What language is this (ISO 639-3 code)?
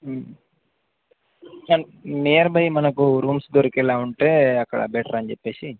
tel